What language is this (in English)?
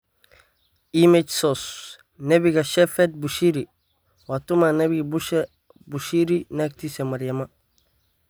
Somali